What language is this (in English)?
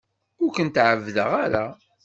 Kabyle